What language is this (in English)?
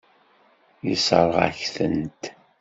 Kabyle